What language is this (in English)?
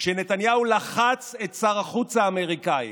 Hebrew